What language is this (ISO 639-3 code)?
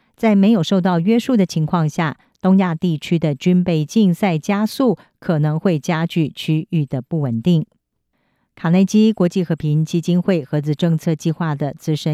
zho